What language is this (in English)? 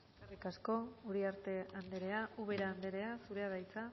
Basque